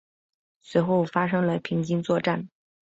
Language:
Chinese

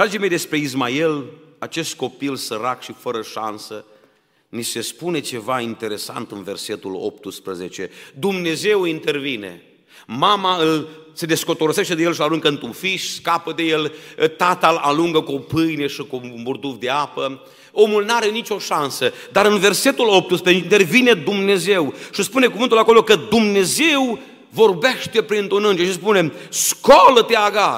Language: Romanian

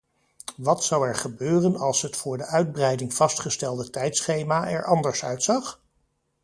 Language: Dutch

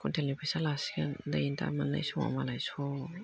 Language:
Bodo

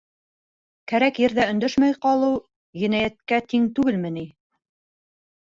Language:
Bashkir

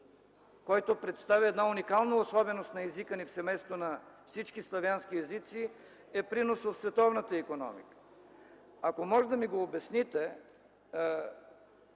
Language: Bulgarian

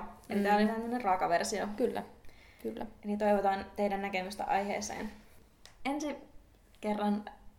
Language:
Finnish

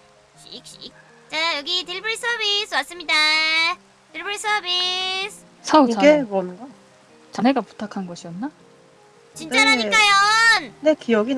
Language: Korean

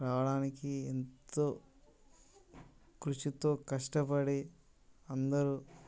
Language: Telugu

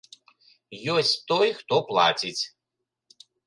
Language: Belarusian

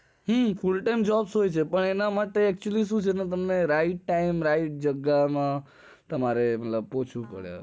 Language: Gujarati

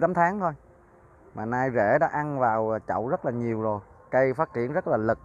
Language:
Vietnamese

